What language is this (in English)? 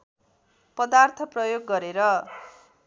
Nepali